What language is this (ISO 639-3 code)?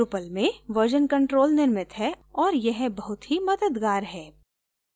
hin